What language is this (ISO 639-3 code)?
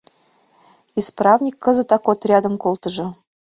chm